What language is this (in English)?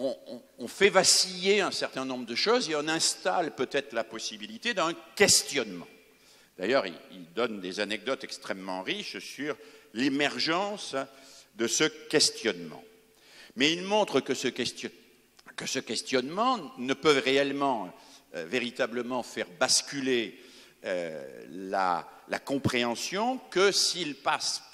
French